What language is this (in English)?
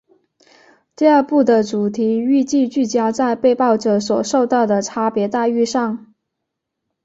Chinese